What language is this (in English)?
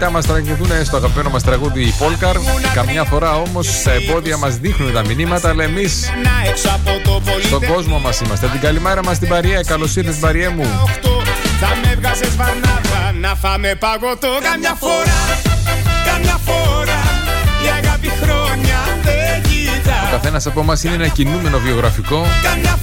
Greek